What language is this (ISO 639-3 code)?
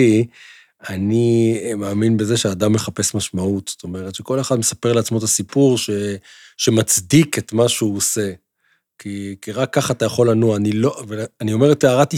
heb